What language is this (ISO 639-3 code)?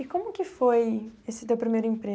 por